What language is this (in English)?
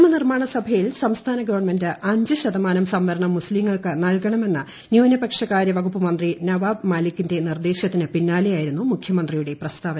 Malayalam